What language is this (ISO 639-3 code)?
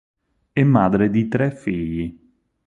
ita